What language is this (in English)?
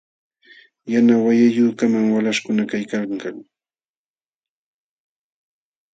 Jauja Wanca Quechua